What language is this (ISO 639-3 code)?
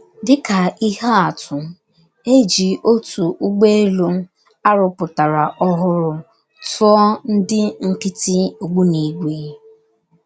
ibo